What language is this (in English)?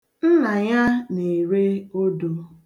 Igbo